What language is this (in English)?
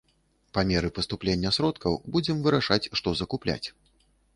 Belarusian